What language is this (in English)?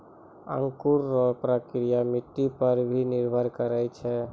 Maithili